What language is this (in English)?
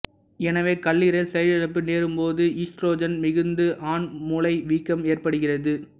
Tamil